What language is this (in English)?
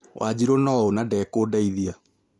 Kikuyu